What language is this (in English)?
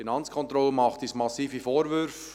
Swiss German